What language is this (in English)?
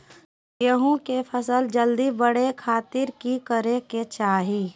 Magahi